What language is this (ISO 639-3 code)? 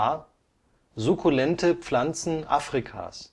deu